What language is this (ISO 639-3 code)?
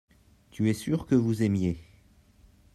fra